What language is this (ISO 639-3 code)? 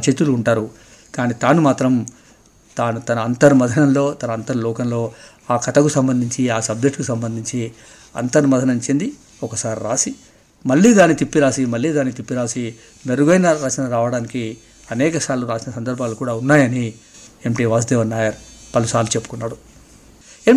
tel